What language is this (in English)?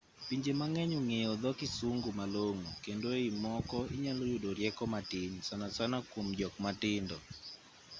Luo (Kenya and Tanzania)